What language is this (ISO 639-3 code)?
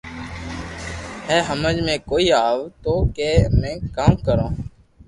lrk